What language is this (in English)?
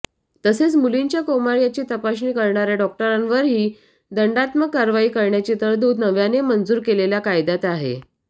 Marathi